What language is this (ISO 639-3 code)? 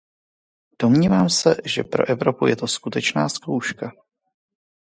ces